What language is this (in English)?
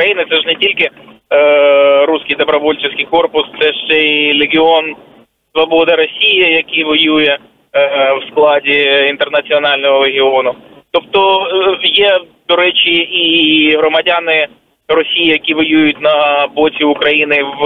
Ukrainian